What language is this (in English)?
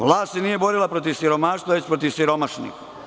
Serbian